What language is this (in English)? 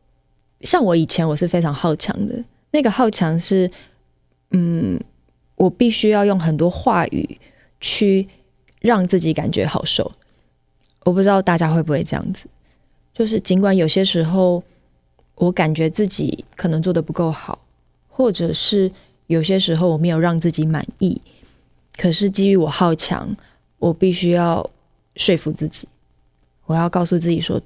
Chinese